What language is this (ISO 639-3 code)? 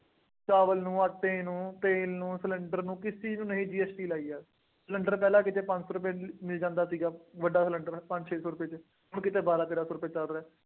pan